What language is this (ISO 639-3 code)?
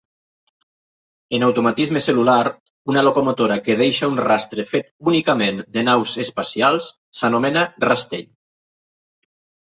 cat